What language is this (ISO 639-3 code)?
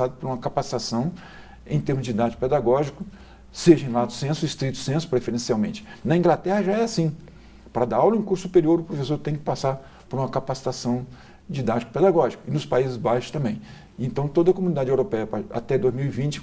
por